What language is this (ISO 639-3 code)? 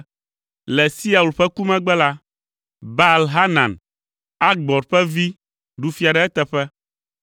ewe